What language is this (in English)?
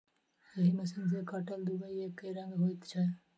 Maithili